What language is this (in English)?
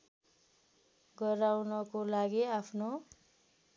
Nepali